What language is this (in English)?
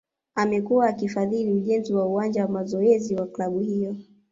Swahili